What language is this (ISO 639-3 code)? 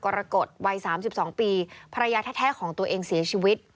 tha